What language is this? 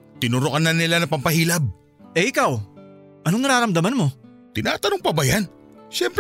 Filipino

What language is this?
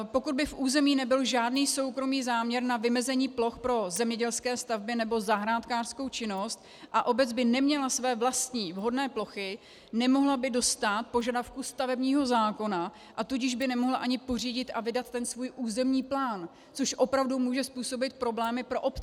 Czech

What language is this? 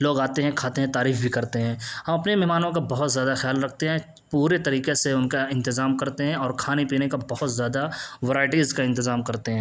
Urdu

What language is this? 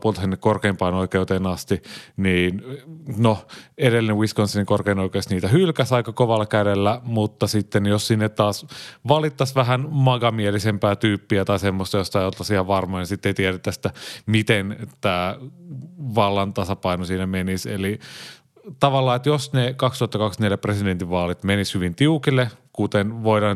Finnish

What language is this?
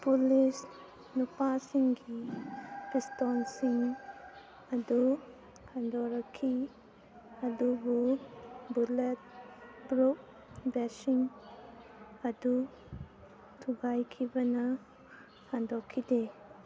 Manipuri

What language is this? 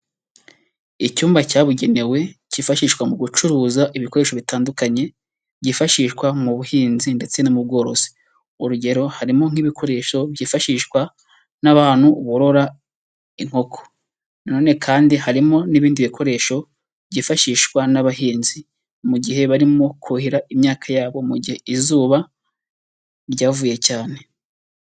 Kinyarwanda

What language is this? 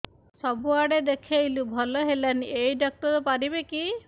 Odia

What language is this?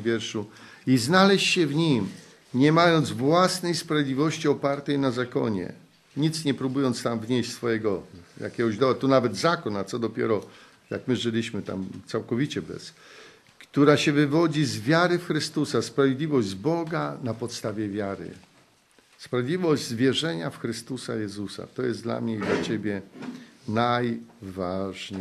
Polish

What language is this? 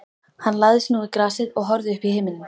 Icelandic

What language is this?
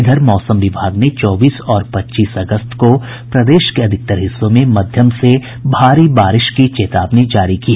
Hindi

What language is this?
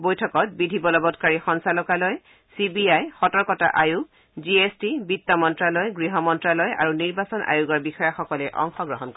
Assamese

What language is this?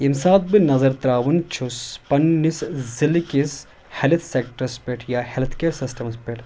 Kashmiri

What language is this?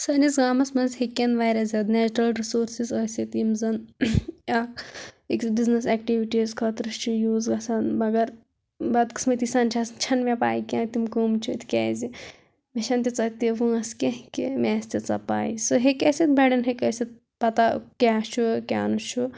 Kashmiri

